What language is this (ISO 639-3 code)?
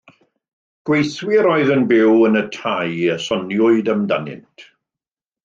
cym